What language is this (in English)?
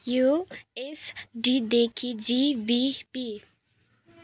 Nepali